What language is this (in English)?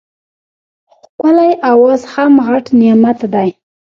Pashto